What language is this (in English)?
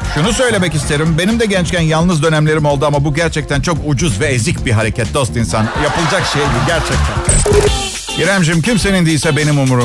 Turkish